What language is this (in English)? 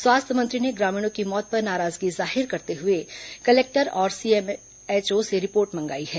Hindi